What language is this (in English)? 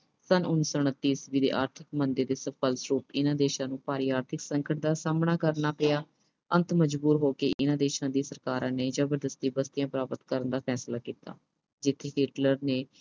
Punjabi